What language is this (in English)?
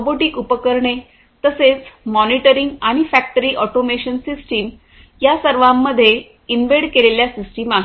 Marathi